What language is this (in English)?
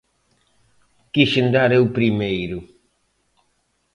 Galician